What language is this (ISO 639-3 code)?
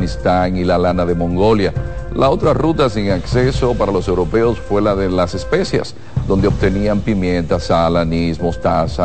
spa